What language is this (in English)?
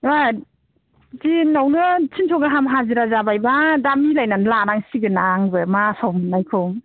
Bodo